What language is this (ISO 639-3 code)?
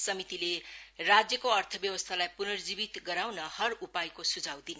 nep